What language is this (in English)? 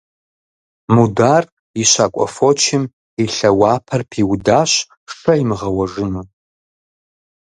Kabardian